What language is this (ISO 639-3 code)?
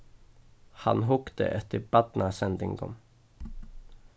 fao